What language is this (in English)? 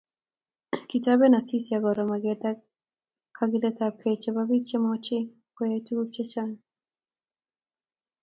Kalenjin